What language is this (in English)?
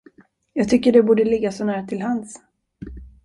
Swedish